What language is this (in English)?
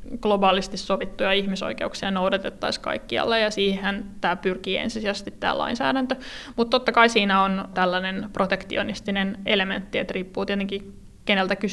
Finnish